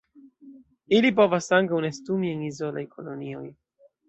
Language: Esperanto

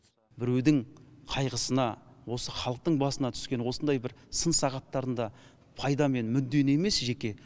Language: Kazakh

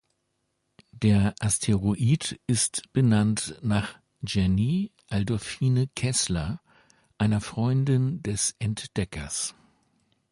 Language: German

